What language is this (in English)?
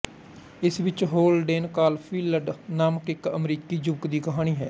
Punjabi